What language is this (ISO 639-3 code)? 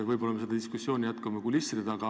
est